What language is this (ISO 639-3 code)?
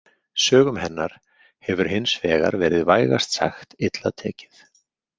isl